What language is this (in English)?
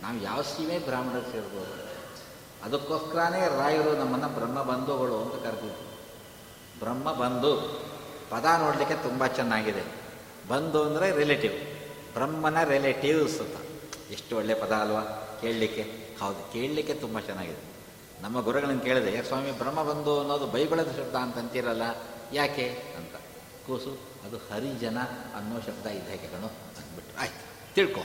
Kannada